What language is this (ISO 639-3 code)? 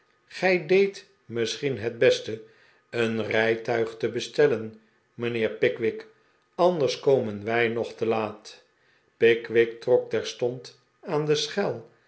nld